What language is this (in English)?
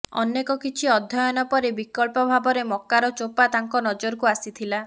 Odia